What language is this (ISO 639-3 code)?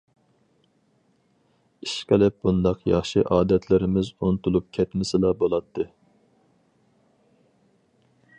uig